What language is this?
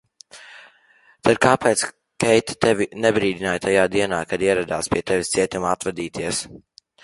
Latvian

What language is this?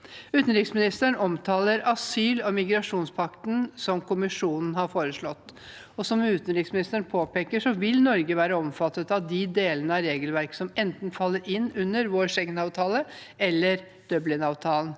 Norwegian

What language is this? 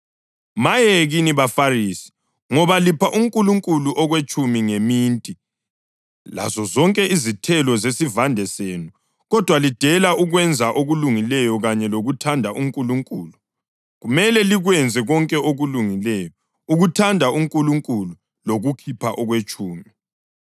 North Ndebele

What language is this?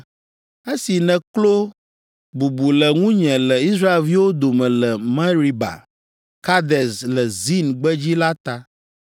Ewe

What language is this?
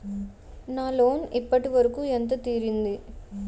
Telugu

